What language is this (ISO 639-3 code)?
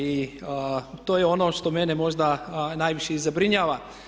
hrv